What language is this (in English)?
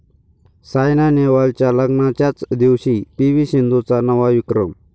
Marathi